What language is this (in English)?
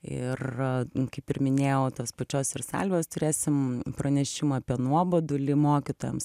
Lithuanian